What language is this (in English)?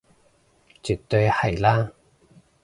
Cantonese